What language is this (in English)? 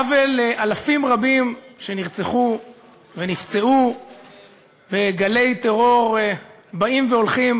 Hebrew